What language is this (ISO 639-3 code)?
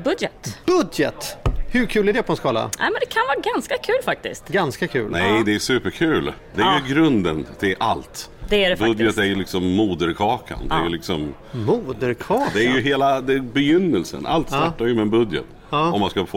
swe